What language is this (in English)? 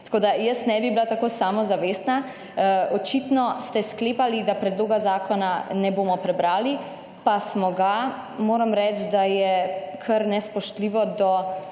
Slovenian